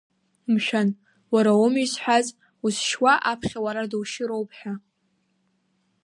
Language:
Abkhazian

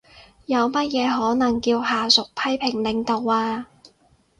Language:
Cantonese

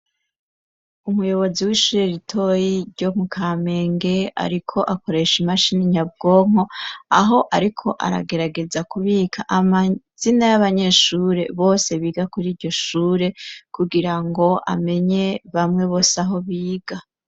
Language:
Rundi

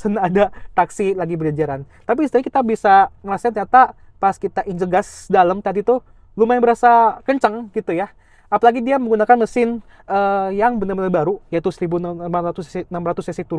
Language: Indonesian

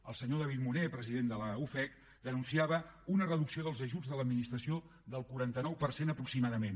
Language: Catalan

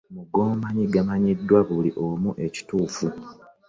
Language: Ganda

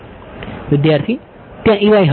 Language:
Gujarati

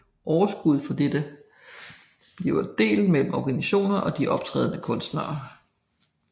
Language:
Danish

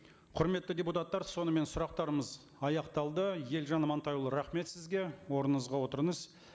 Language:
Kazakh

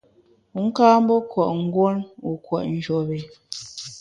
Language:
Bamun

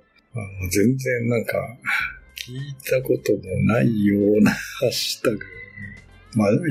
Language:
Japanese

